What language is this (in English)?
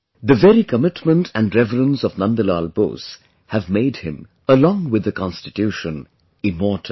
English